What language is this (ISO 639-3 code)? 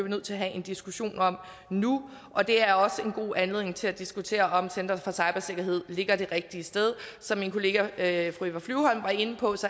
dan